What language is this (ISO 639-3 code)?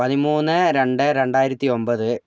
mal